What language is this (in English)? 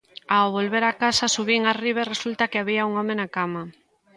Galician